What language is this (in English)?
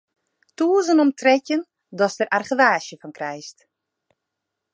Western Frisian